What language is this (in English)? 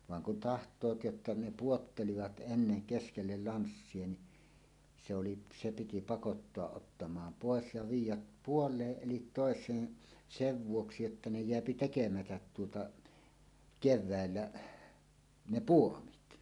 Finnish